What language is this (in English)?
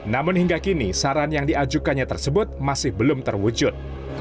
Indonesian